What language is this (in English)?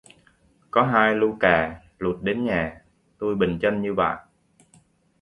Vietnamese